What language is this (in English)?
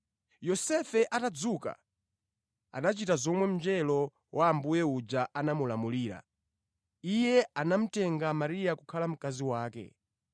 Nyanja